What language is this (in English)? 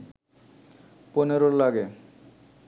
Bangla